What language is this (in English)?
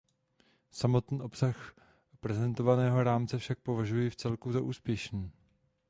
Czech